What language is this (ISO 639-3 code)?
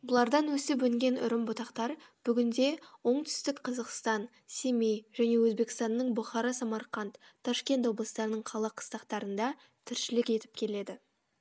kaz